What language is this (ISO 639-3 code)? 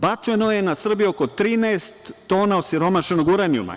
srp